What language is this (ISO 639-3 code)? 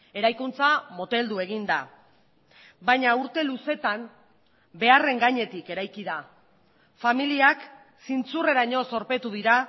eus